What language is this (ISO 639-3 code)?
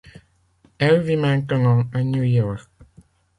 fra